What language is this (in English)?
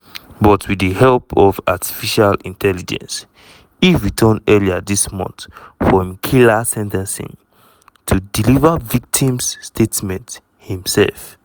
Nigerian Pidgin